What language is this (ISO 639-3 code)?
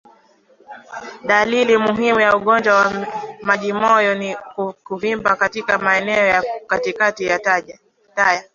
swa